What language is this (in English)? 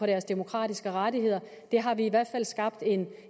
Danish